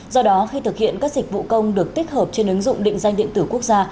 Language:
Vietnamese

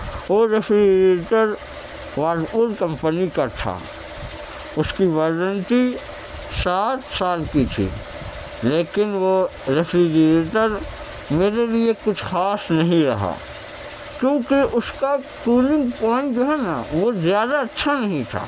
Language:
Urdu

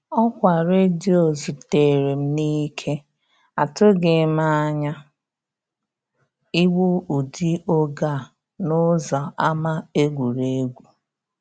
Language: Igbo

